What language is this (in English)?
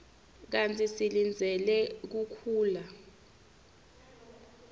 Swati